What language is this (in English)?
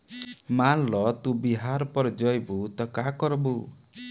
Bhojpuri